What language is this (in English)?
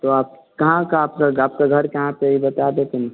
Hindi